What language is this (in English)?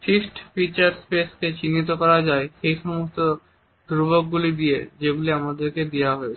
Bangla